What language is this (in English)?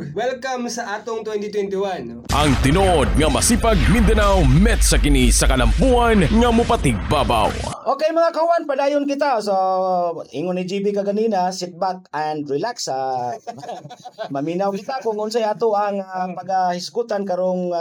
Filipino